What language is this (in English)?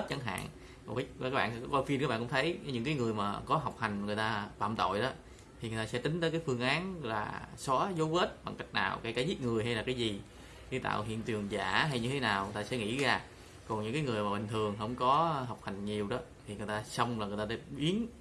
Vietnamese